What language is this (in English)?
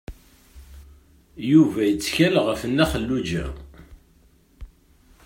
Kabyle